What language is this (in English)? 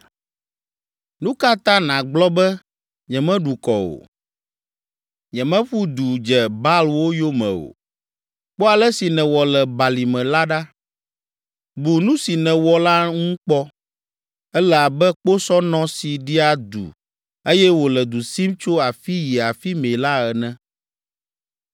Ewe